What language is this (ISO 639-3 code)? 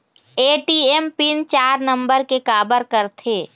hne